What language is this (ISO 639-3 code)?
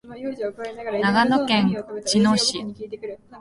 jpn